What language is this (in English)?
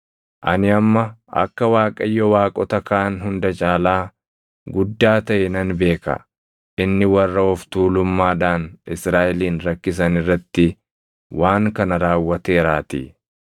Oromo